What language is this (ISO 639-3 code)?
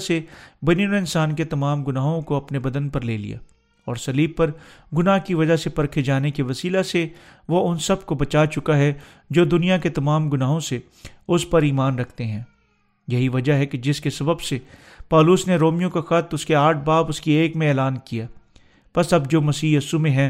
urd